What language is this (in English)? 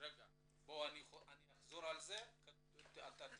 Hebrew